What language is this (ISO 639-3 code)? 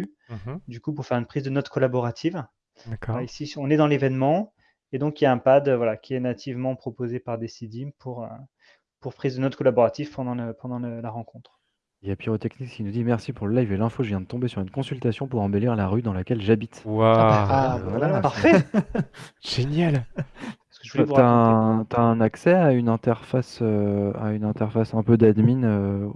fra